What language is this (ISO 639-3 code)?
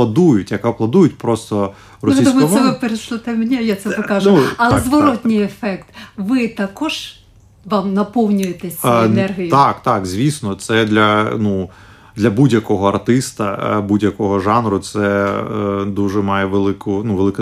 ukr